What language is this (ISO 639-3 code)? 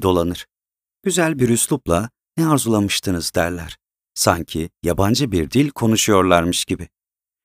tur